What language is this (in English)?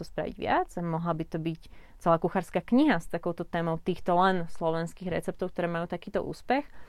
Slovak